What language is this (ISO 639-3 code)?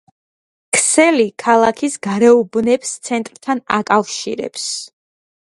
kat